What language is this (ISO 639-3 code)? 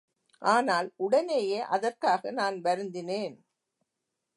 tam